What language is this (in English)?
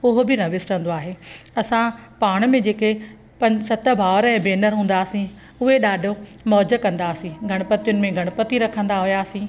Sindhi